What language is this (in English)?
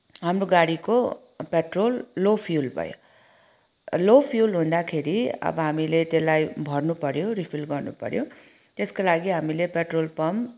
Nepali